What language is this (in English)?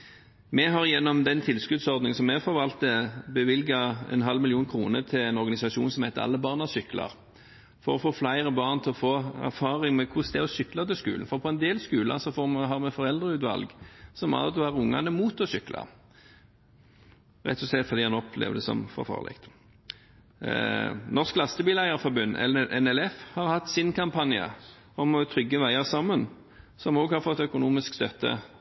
Norwegian Bokmål